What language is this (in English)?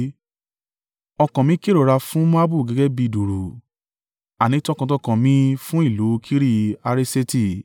Yoruba